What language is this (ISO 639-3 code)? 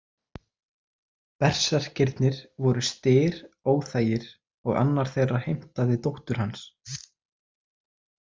isl